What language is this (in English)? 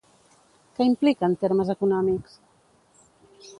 Catalan